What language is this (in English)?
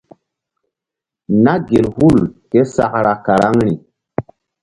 Mbum